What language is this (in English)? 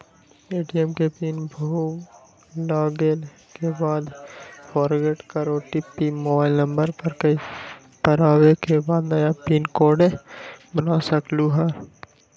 Magahi